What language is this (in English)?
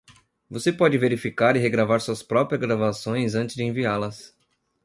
Portuguese